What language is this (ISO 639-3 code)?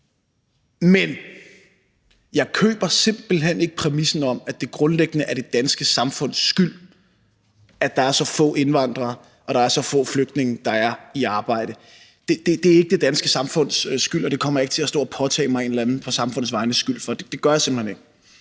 dan